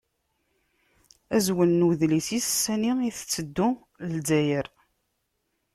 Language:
Kabyle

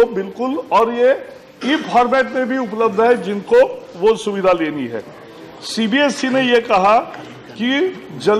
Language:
Hindi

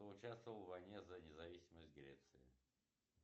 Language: Russian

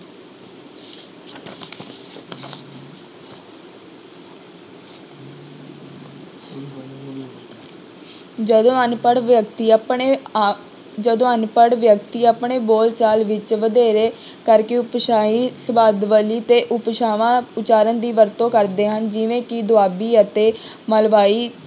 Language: Punjabi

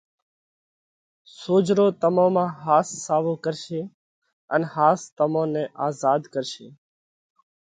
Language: Parkari Koli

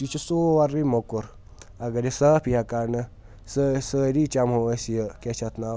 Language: Kashmiri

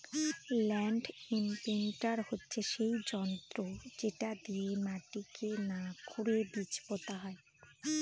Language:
Bangla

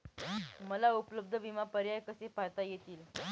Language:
Marathi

